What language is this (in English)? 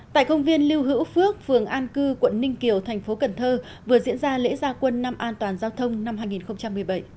Vietnamese